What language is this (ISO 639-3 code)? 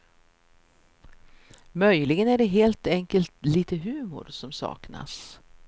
swe